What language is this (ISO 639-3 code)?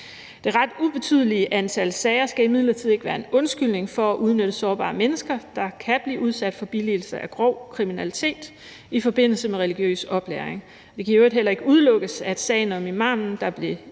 dan